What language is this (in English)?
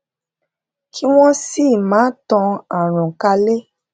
Yoruba